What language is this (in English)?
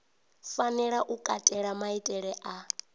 Venda